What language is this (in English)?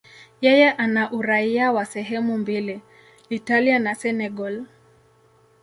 Swahili